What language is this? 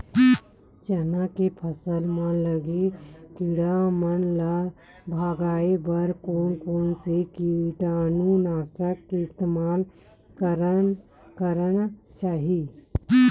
Chhattisgarhi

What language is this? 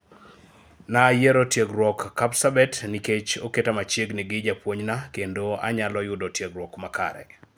Luo (Kenya and Tanzania)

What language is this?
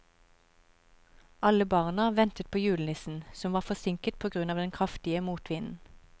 Norwegian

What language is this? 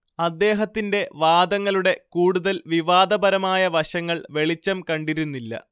Malayalam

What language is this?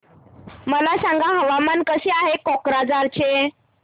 Marathi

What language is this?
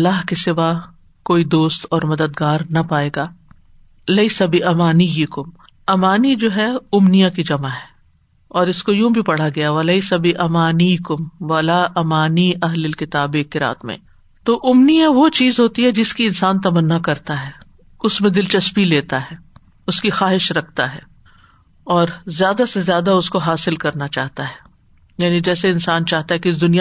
Urdu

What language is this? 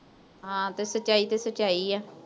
Punjabi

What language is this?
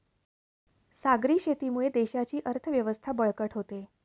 Marathi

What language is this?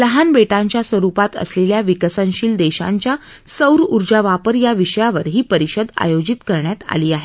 Marathi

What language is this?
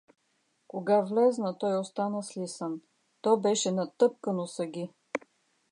Bulgarian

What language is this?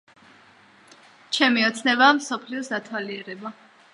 Georgian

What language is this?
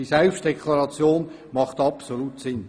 Swiss German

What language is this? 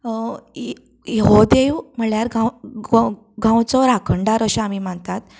Konkani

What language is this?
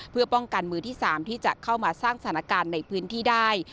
Thai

